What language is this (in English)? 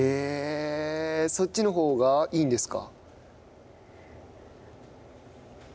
Japanese